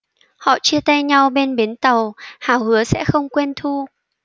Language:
Vietnamese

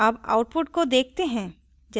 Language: Hindi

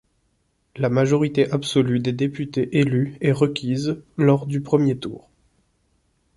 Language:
French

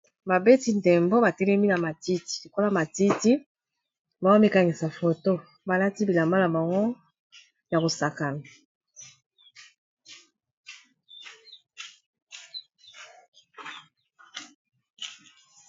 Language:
Lingala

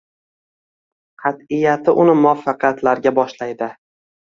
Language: Uzbek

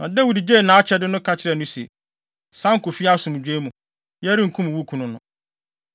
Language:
Akan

